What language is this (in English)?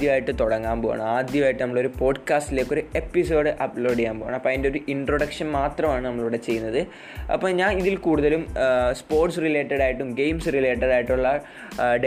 Malayalam